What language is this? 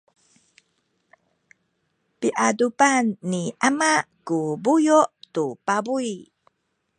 Sakizaya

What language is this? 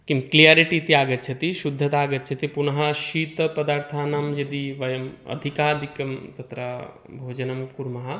Sanskrit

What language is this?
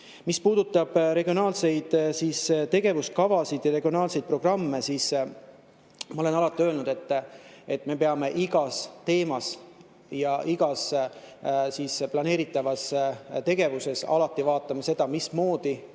Estonian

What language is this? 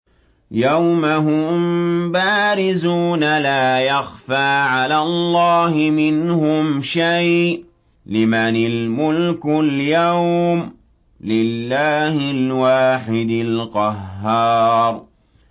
Arabic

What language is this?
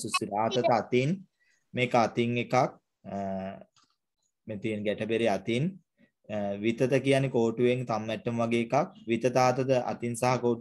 Hindi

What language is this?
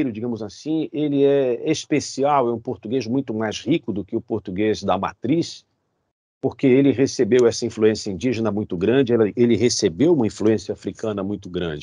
Portuguese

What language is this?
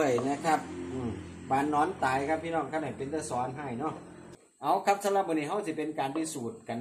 Thai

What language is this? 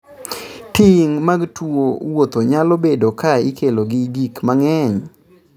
Luo (Kenya and Tanzania)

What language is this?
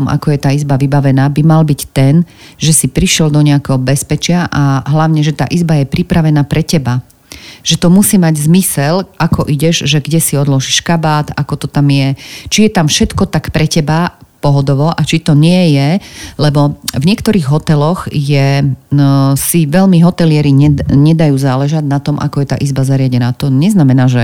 Slovak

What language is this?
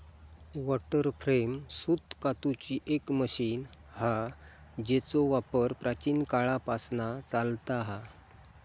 Marathi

